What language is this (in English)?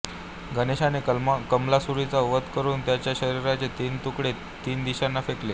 Marathi